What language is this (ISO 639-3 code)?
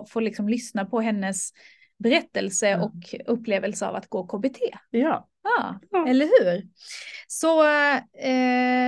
swe